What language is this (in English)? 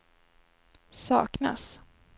Swedish